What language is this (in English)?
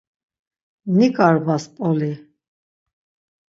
Laz